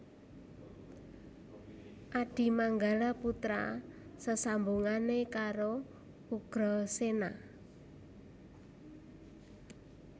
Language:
Javanese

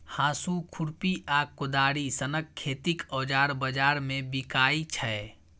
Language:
Maithili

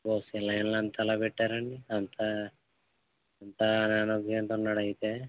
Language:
Telugu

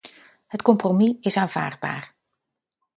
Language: Dutch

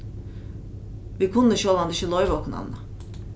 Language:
Faroese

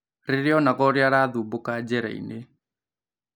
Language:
Kikuyu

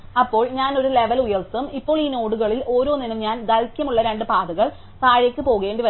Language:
Malayalam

